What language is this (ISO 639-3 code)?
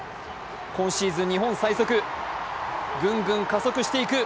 jpn